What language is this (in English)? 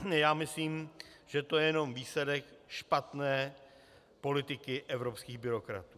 Czech